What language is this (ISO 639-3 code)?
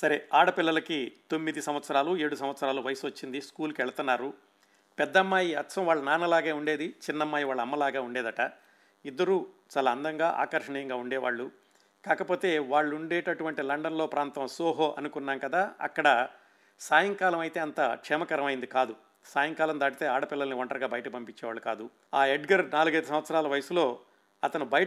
tel